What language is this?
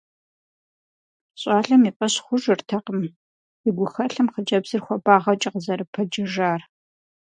Kabardian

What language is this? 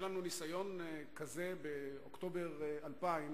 Hebrew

